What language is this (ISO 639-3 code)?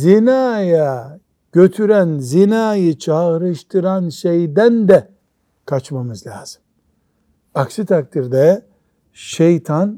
tur